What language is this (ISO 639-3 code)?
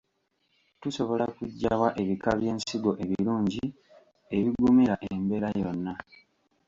lug